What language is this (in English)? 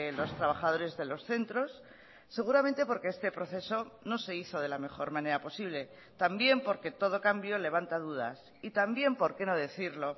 Spanish